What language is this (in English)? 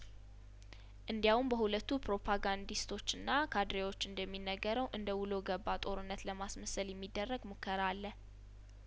Amharic